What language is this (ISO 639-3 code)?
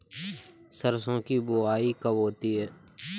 hin